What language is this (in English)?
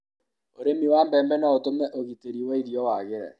Kikuyu